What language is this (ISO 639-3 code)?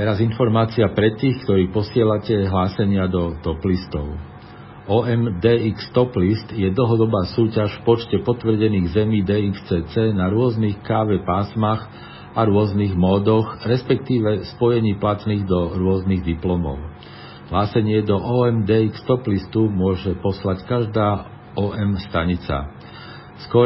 slk